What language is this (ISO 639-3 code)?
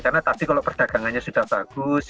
ind